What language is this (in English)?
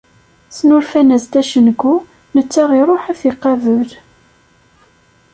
Kabyle